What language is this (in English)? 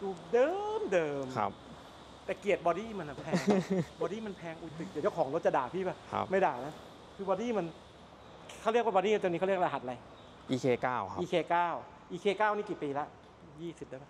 Thai